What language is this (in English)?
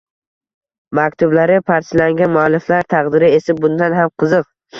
Uzbek